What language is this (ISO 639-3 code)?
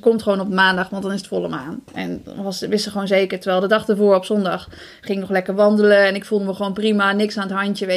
nld